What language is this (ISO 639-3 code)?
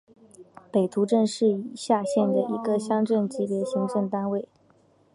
zho